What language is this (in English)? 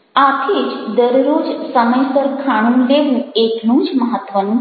Gujarati